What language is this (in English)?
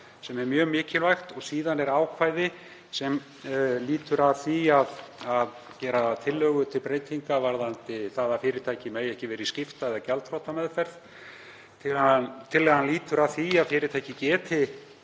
Icelandic